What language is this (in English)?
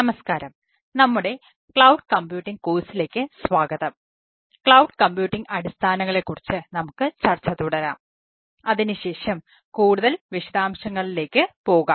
Malayalam